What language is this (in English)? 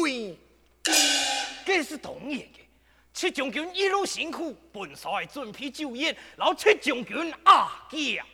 Chinese